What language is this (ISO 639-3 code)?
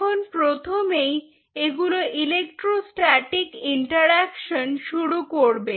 ben